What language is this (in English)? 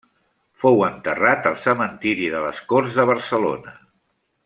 Catalan